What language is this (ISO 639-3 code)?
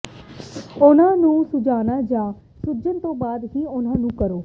pan